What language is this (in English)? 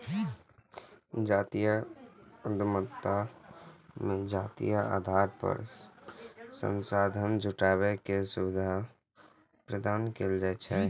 Maithili